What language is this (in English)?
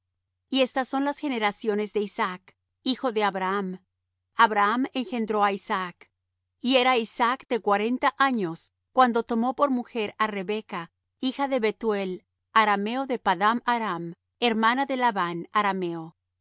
Spanish